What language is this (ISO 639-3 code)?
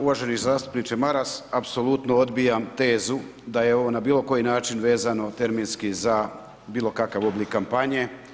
hrv